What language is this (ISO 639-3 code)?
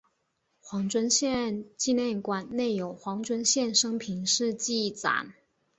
zho